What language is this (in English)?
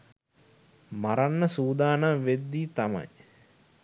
Sinhala